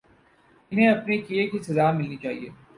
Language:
Urdu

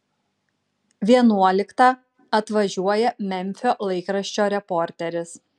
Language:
Lithuanian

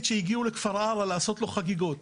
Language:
Hebrew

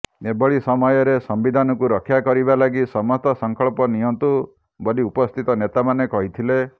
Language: Odia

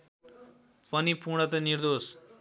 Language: Nepali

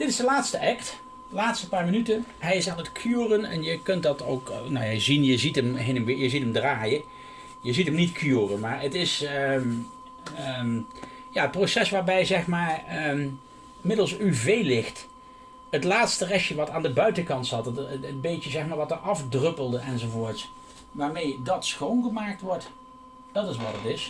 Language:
Dutch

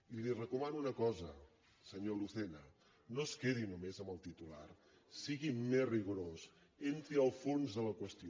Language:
Catalan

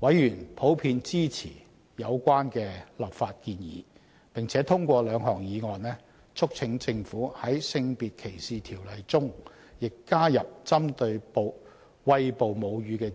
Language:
Cantonese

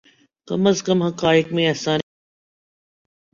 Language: Urdu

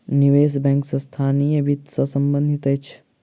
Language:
Maithili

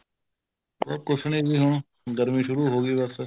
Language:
Punjabi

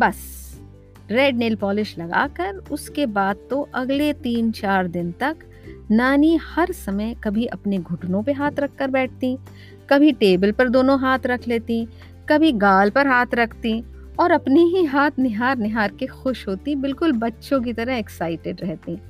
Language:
Hindi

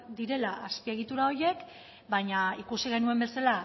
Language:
Basque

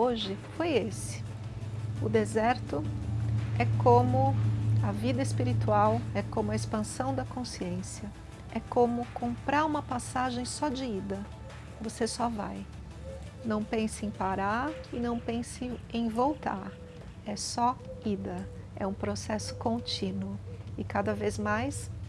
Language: Portuguese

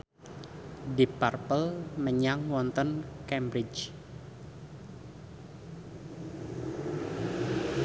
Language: Javanese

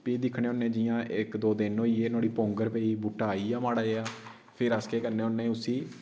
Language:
Dogri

